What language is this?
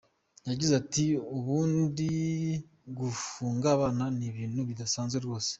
Kinyarwanda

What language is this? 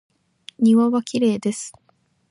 Japanese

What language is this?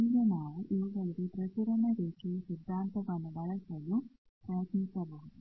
Kannada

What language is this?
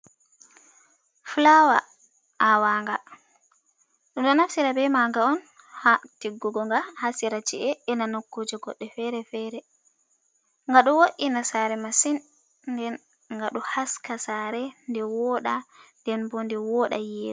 Fula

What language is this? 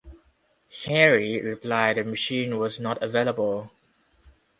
English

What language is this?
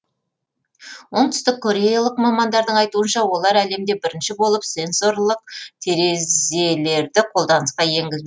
Kazakh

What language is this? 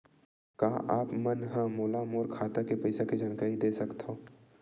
Chhattisgarhi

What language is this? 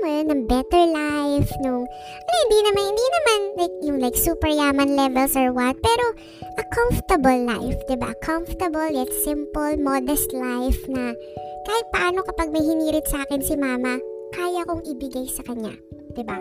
Filipino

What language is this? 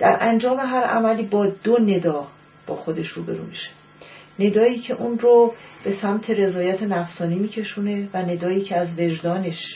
Persian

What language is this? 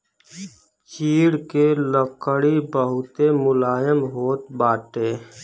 Bhojpuri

